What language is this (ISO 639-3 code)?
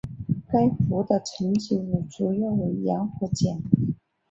zho